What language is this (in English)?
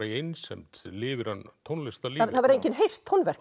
Icelandic